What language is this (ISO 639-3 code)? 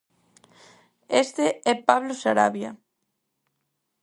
glg